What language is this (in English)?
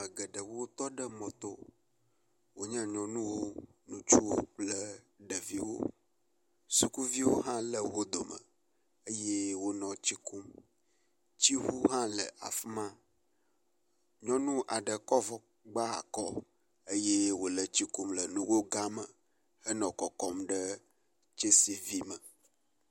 Ewe